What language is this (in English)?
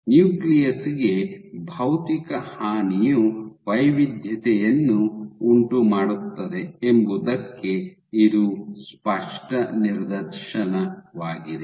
Kannada